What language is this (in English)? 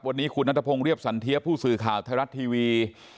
Thai